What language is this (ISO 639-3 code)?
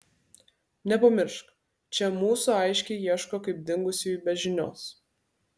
lit